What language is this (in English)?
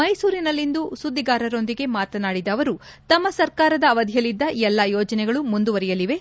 Kannada